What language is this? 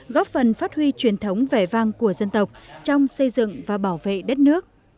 Vietnamese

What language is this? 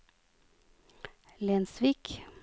Norwegian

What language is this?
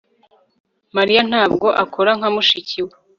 Kinyarwanda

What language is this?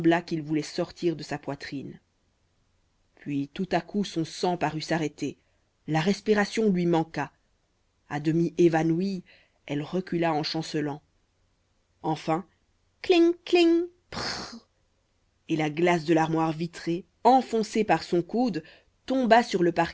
French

